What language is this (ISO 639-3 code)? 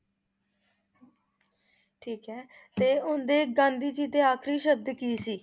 pan